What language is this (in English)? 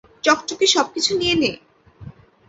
Bangla